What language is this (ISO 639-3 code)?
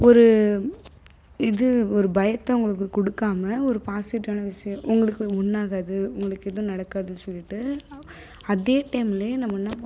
tam